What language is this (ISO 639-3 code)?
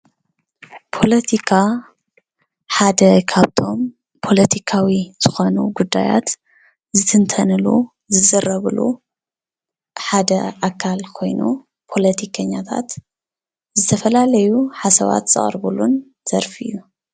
tir